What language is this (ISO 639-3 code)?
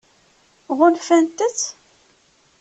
kab